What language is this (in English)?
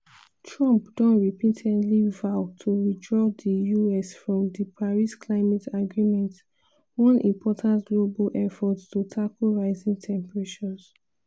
Nigerian Pidgin